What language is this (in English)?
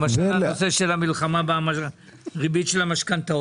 Hebrew